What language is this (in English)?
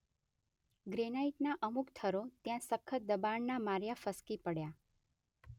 Gujarati